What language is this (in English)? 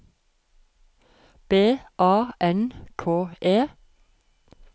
Norwegian